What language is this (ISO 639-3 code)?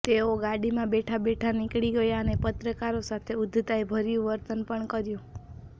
guj